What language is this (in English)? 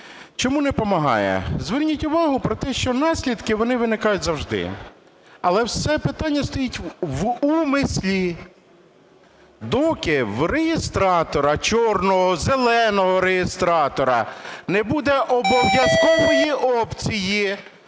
Ukrainian